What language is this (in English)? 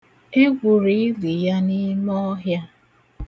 Igbo